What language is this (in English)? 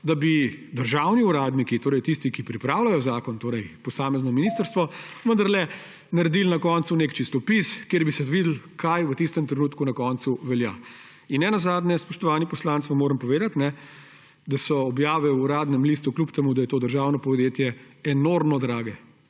Slovenian